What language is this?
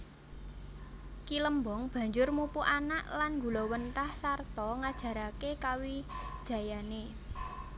Javanese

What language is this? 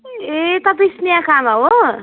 Nepali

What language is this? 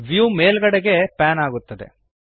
Kannada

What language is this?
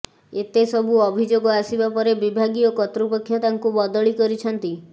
Odia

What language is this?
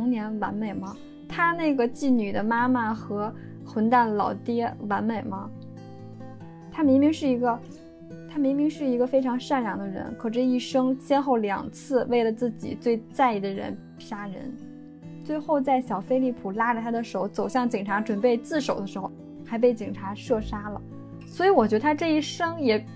Chinese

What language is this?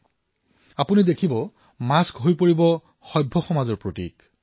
Assamese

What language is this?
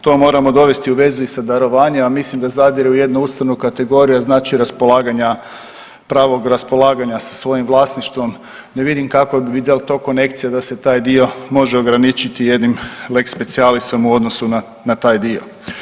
Croatian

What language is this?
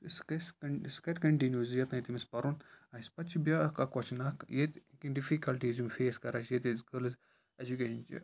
Kashmiri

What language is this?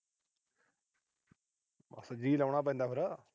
Punjabi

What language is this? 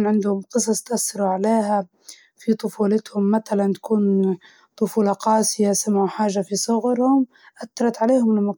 Libyan Arabic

